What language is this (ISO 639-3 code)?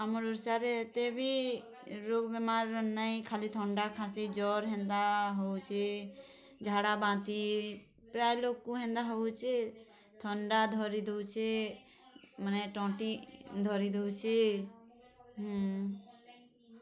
ori